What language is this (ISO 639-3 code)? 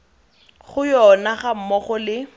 tsn